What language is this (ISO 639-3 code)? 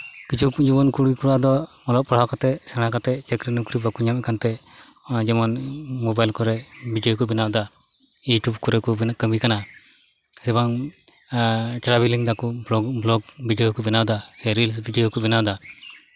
sat